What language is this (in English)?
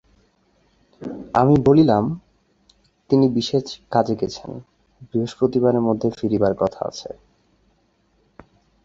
Bangla